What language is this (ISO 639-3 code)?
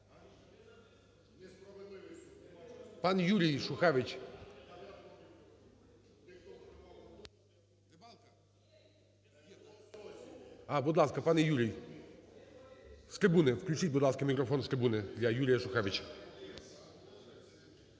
ukr